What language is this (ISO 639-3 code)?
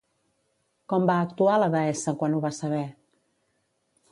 cat